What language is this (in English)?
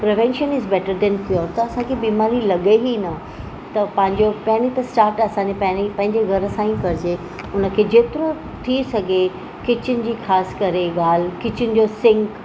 Sindhi